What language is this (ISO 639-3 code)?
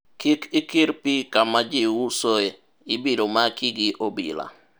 luo